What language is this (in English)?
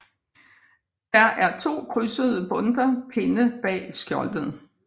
Danish